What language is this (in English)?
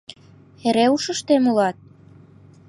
Mari